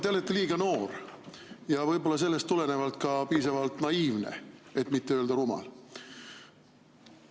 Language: Estonian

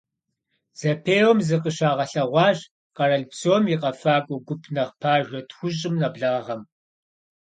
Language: Kabardian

